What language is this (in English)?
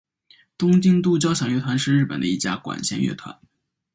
Chinese